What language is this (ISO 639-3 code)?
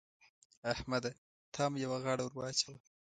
pus